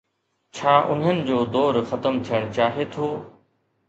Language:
Sindhi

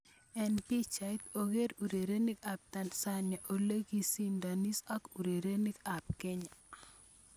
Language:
Kalenjin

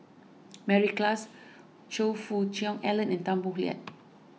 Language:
English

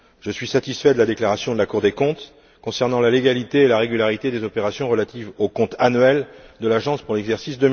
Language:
French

